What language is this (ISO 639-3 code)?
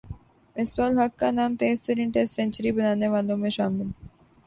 urd